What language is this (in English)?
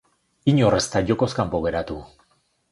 Basque